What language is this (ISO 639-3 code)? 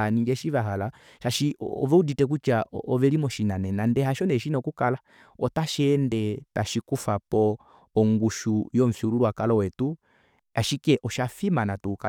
kua